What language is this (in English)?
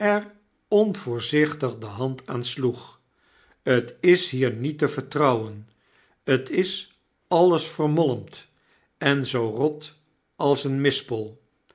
Dutch